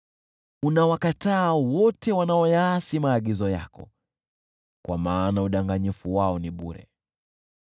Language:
Swahili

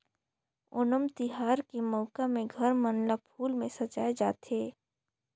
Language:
Chhattisgarhi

